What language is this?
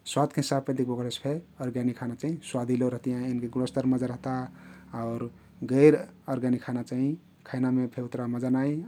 Kathoriya Tharu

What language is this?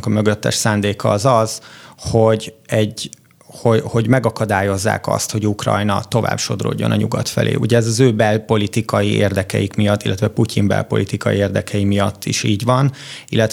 Hungarian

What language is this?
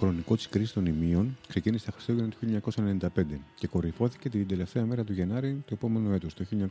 Greek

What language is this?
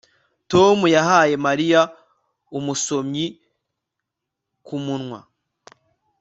Kinyarwanda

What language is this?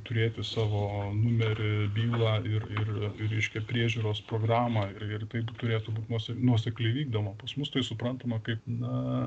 Lithuanian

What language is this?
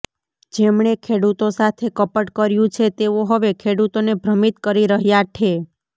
Gujarati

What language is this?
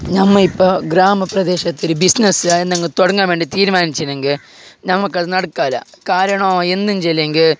Malayalam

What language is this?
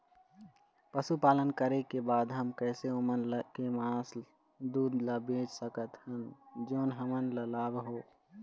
Chhattisgarhi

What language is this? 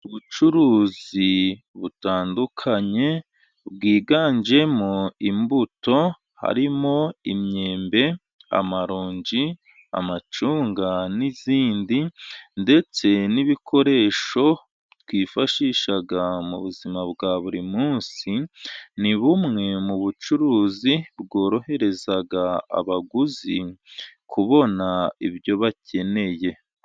Kinyarwanda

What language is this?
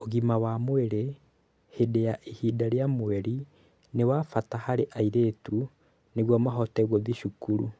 Kikuyu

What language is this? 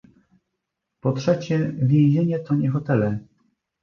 Polish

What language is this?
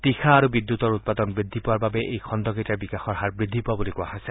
Assamese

